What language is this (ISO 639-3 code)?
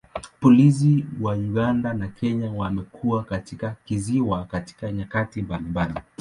swa